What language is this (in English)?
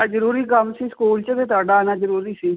Punjabi